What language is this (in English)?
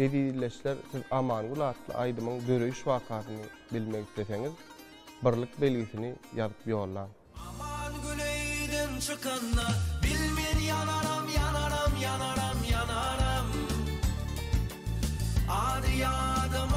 Turkish